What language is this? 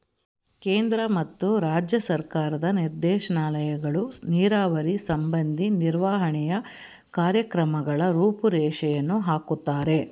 Kannada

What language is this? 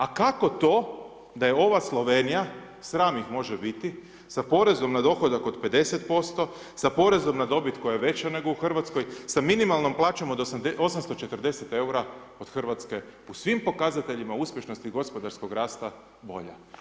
Croatian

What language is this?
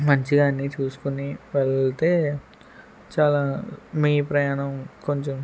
Telugu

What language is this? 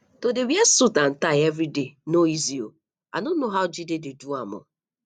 Nigerian Pidgin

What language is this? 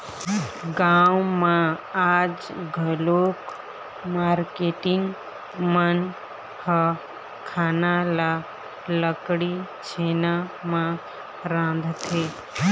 Chhattisgarhi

